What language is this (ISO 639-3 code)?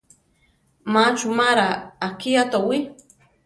tar